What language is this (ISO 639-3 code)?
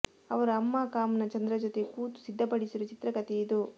kan